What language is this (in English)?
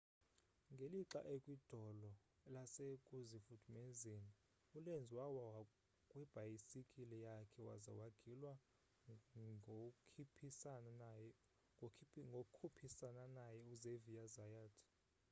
Xhosa